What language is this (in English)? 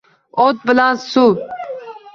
Uzbek